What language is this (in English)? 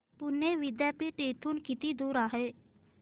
Marathi